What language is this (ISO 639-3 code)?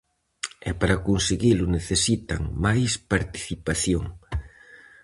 glg